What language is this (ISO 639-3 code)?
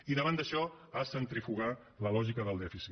cat